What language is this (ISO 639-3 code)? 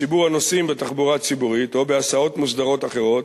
heb